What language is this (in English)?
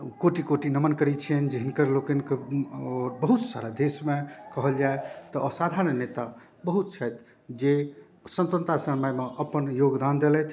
Maithili